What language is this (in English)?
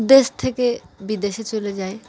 Bangla